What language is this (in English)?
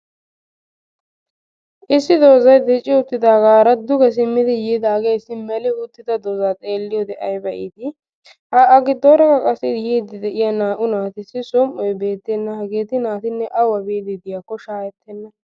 Wolaytta